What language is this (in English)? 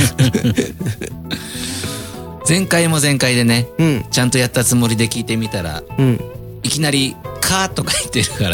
Japanese